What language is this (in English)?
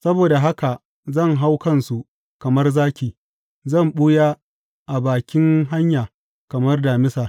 Hausa